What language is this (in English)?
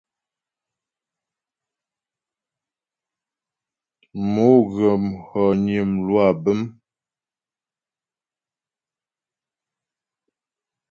Ghomala